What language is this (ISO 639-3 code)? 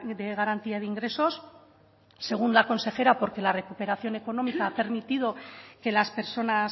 spa